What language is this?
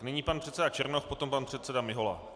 Czech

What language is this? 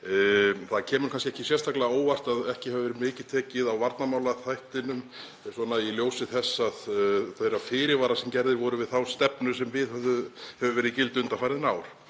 Icelandic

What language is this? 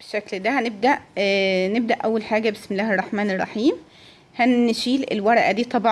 Arabic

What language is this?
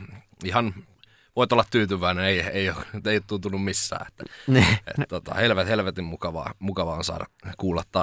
Finnish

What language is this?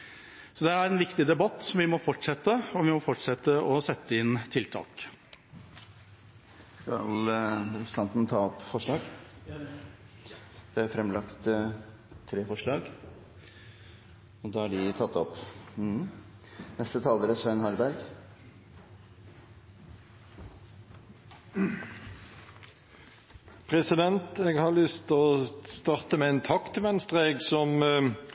Norwegian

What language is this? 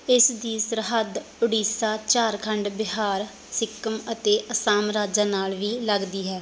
Punjabi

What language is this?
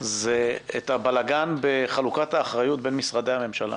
Hebrew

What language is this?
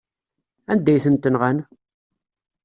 Kabyle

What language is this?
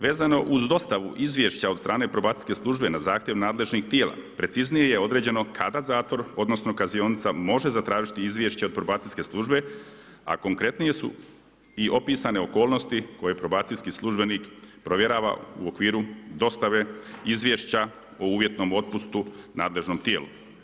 Croatian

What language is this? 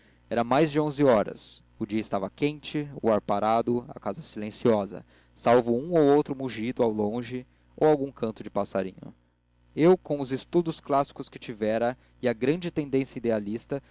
Portuguese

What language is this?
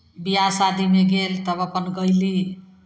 Maithili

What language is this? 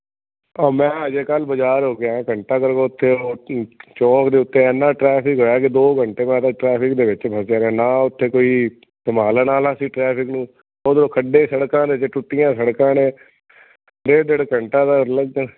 Punjabi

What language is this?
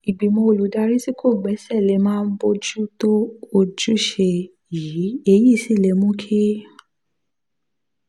Yoruba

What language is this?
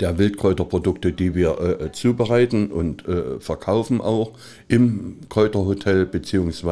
German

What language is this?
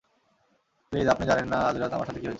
Bangla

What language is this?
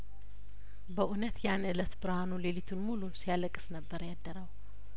Amharic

